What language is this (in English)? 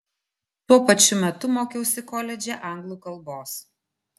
Lithuanian